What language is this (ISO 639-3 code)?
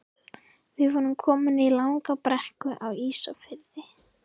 isl